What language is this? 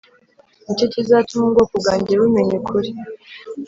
Kinyarwanda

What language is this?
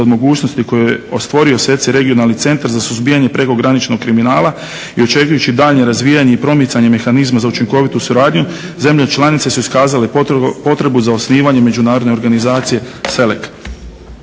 Croatian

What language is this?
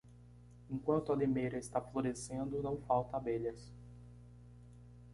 Portuguese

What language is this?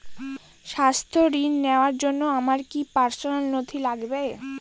Bangla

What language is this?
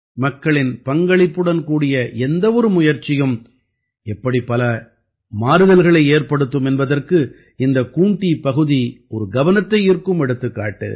Tamil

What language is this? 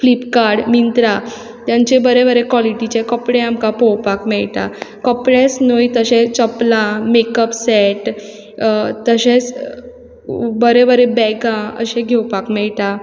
Konkani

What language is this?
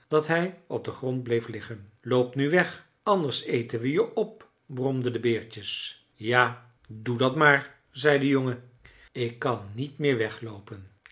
Dutch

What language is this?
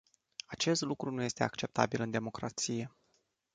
Romanian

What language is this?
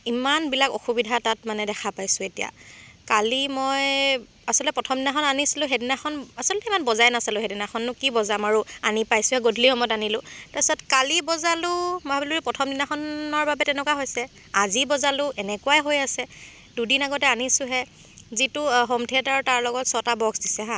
Assamese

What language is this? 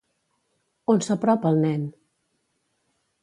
Catalan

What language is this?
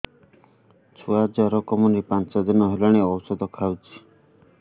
Odia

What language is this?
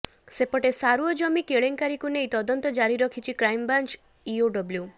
Odia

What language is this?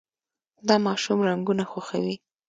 Pashto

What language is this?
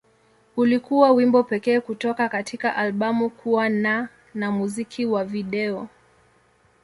Swahili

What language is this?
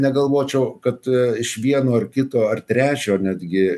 Lithuanian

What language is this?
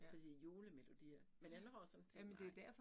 Danish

